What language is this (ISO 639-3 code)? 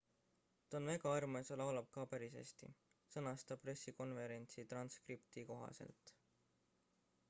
est